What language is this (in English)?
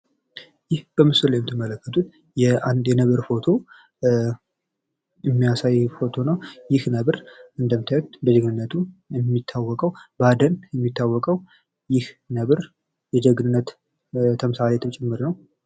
Amharic